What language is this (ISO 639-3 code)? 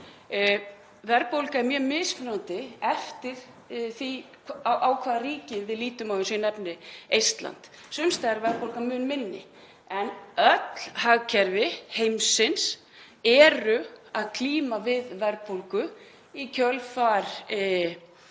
isl